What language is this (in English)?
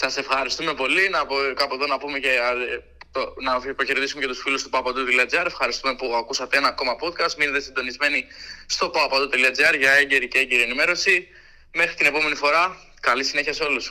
Greek